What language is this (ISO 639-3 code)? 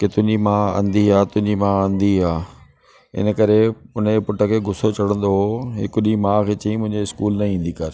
snd